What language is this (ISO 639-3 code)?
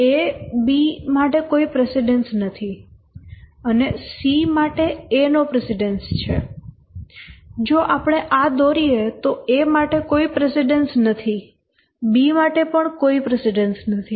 guj